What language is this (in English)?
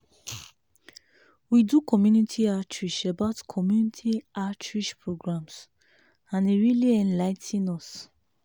Nigerian Pidgin